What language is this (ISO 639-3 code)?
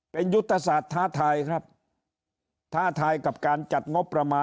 tha